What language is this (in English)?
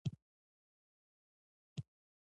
Pashto